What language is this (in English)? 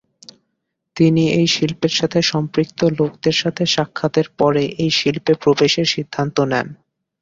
Bangla